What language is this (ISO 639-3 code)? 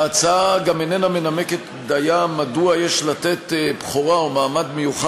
heb